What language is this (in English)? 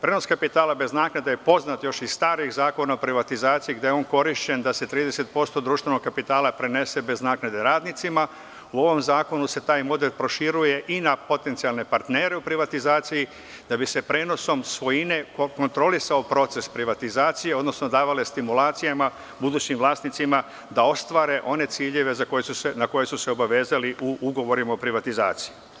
Serbian